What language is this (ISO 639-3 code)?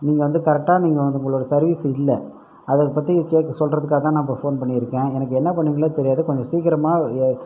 tam